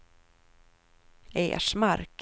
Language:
Swedish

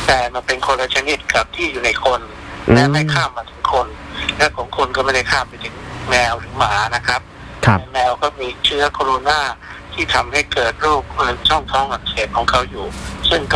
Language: Thai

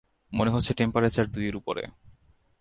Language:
Bangla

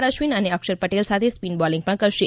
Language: Gujarati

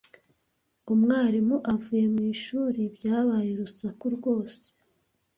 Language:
Kinyarwanda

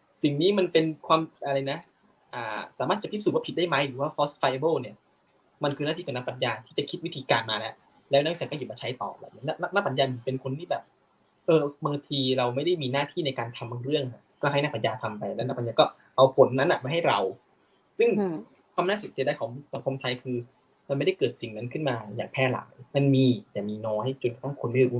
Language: Thai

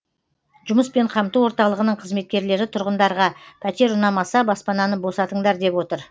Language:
Kazakh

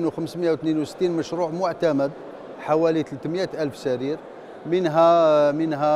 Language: Arabic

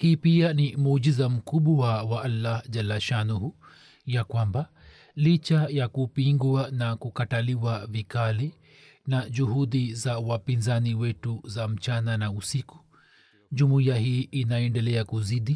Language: Swahili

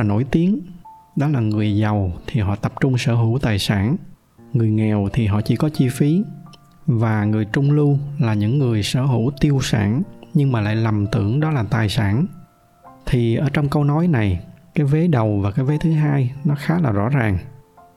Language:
Vietnamese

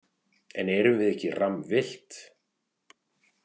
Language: Icelandic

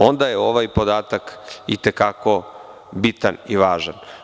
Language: Serbian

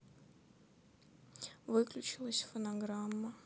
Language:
Russian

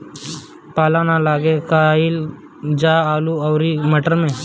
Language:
Bhojpuri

